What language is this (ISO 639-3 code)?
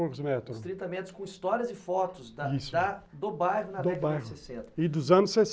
por